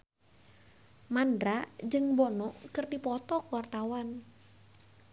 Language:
Sundanese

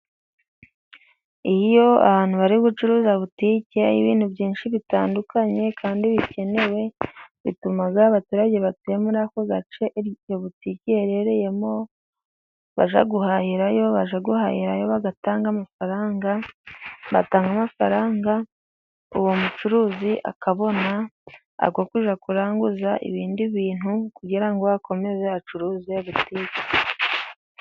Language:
Kinyarwanda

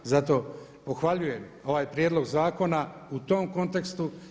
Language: Croatian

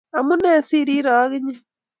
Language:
Kalenjin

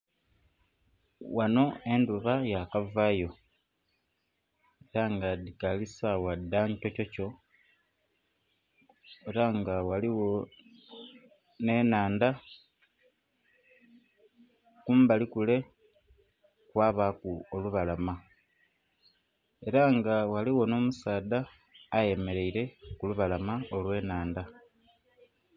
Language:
Soga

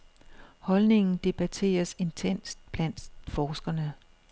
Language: Danish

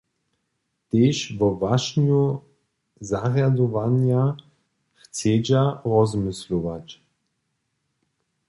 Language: Upper Sorbian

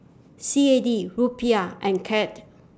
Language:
English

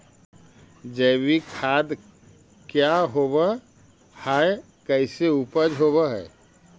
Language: Magahi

